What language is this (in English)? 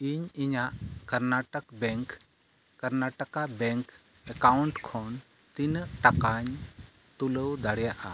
Santali